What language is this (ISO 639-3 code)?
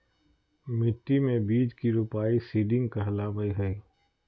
mag